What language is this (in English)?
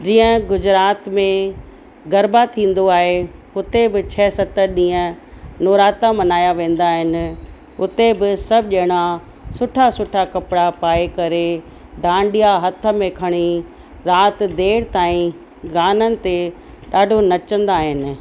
Sindhi